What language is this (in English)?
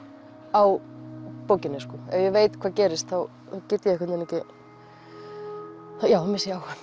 Icelandic